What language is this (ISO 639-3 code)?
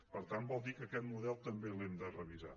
cat